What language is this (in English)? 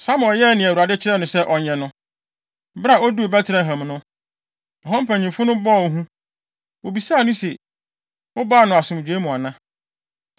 Akan